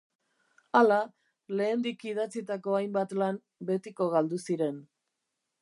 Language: Basque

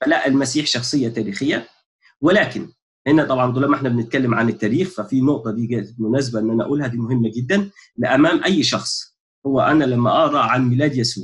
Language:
Arabic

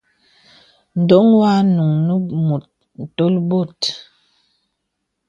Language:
Bebele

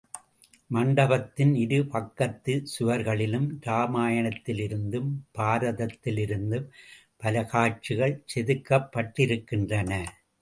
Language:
Tamil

